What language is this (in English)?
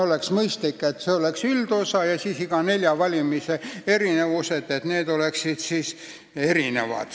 Estonian